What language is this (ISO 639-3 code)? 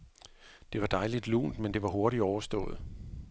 dan